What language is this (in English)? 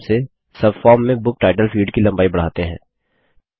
Hindi